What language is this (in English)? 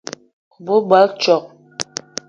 Eton (Cameroon)